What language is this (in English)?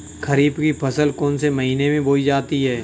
Hindi